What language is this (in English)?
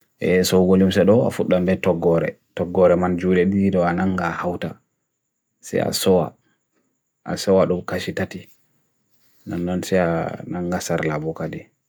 Bagirmi Fulfulde